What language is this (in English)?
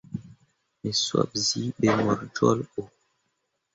Mundang